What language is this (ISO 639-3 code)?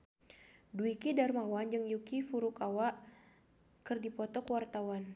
sun